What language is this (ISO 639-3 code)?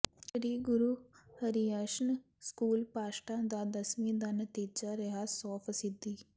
pan